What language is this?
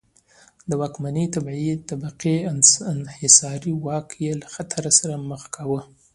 Pashto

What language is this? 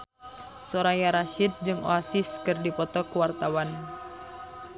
Sundanese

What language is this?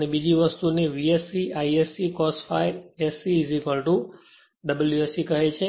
Gujarati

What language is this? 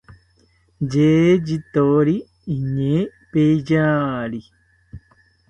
South Ucayali Ashéninka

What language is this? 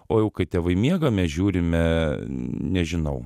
Lithuanian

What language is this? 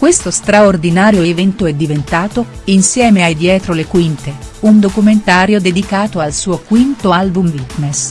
Italian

